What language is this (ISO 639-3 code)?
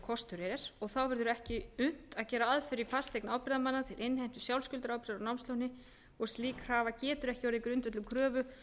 isl